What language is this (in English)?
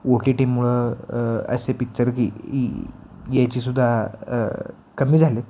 Marathi